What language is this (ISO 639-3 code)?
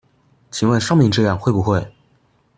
zho